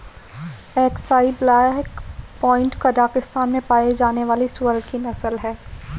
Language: Hindi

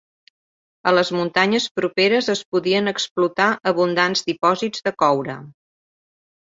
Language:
Catalan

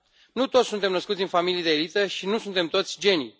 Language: Romanian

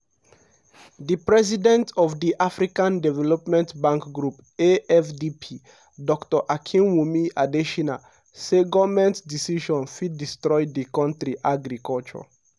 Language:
Nigerian Pidgin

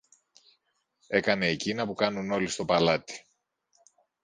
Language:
Greek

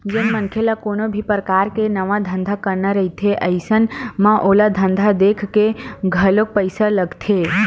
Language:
Chhattisgarhi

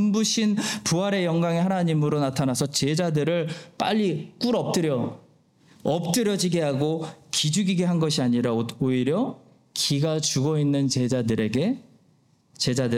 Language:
Korean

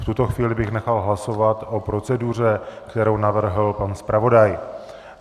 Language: Czech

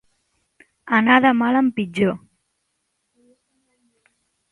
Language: Catalan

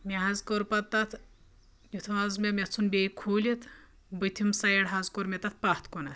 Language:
Kashmiri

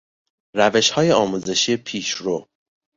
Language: Persian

